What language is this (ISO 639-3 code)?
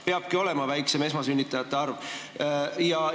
est